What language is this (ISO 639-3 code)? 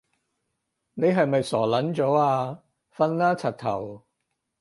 yue